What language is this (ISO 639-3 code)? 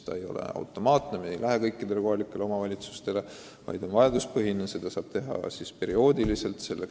est